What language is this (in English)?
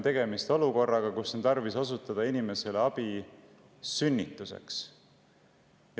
Estonian